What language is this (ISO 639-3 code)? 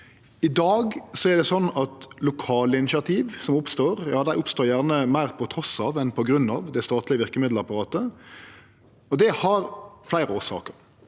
nor